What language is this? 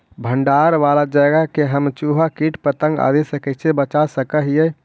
Magahi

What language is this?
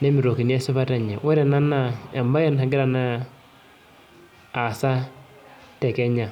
Masai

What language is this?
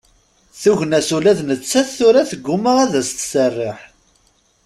Kabyle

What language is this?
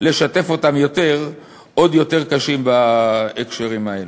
Hebrew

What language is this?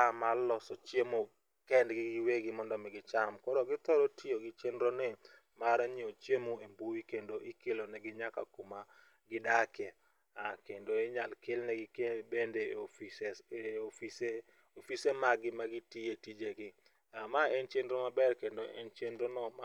Luo (Kenya and Tanzania)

